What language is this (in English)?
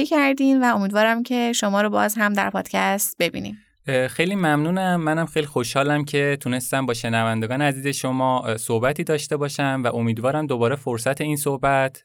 Persian